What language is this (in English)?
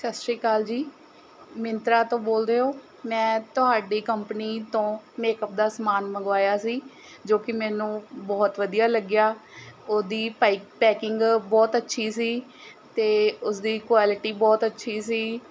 Punjabi